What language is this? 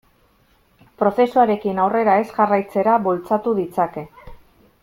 Basque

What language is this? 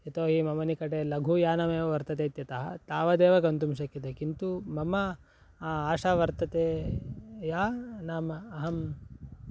Sanskrit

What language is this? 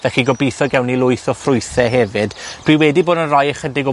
Welsh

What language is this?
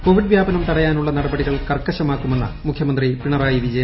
Malayalam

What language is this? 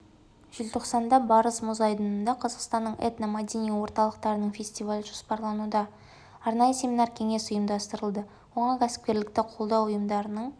Kazakh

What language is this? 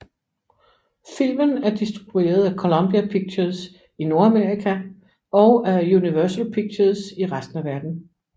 Danish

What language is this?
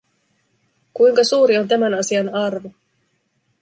Finnish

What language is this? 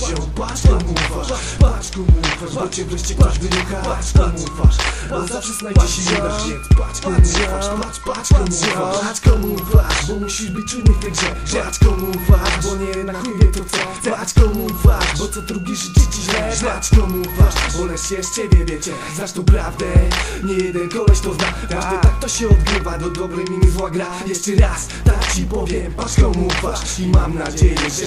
Romanian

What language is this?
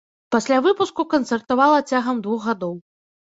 Belarusian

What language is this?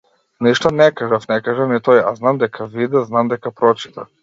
Macedonian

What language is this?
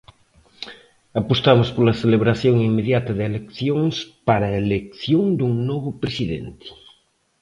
Galician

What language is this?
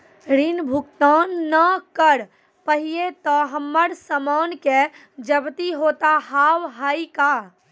Maithili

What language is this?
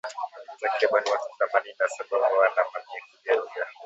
Swahili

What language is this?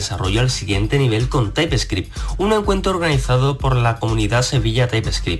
Spanish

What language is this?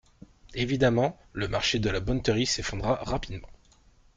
French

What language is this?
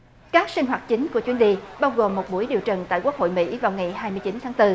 Vietnamese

